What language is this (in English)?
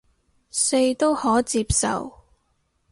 Cantonese